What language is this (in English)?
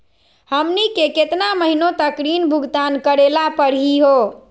Magahi